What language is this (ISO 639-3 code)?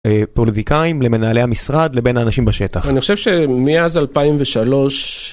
heb